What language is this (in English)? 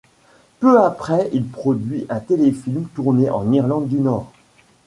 French